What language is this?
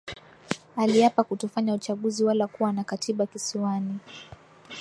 Swahili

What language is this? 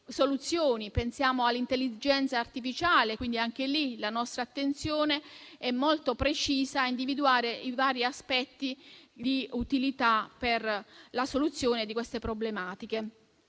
Italian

